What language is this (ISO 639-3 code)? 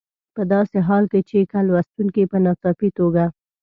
pus